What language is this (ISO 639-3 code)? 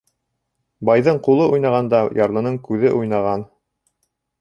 bak